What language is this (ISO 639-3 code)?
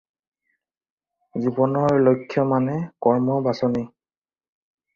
asm